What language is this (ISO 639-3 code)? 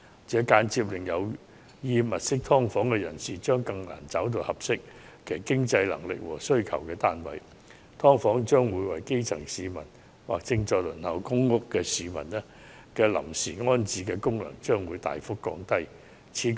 yue